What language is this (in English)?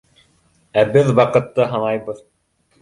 Bashkir